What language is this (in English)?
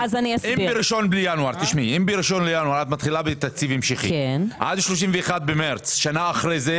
Hebrew